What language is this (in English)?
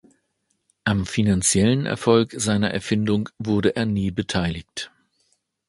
German